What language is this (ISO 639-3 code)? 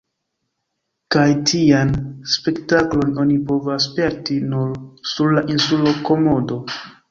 epo